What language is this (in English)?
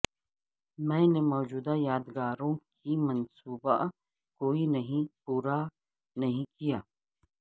Urdu